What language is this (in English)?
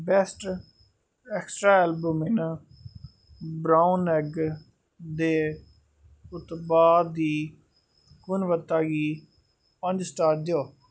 Dogri